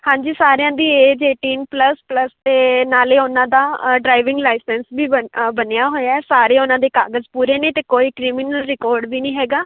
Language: Punjabi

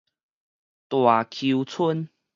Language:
Min Nan Chinese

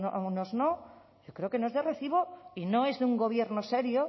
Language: Spanish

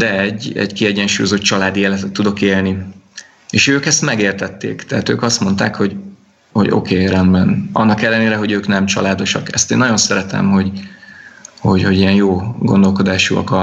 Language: Hungarian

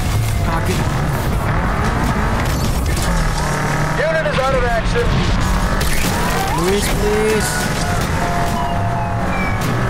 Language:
Indonesian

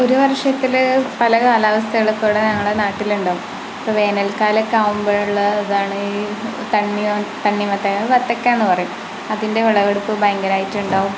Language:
Malayalam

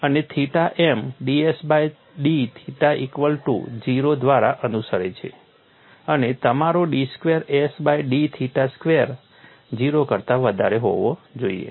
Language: Gujarati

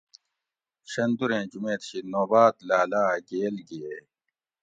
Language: Gawri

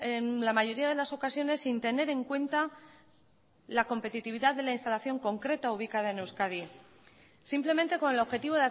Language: Spanish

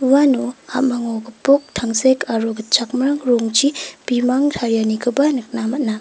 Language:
Garo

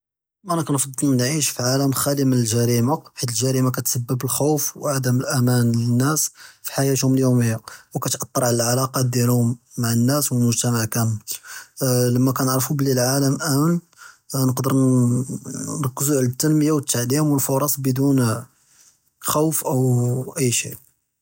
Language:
Judeo-Arabic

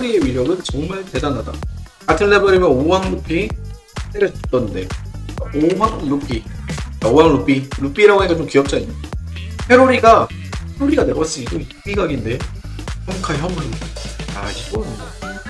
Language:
Korean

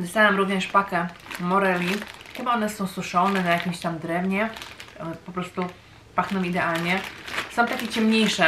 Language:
Polish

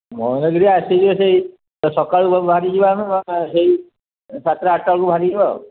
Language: Odia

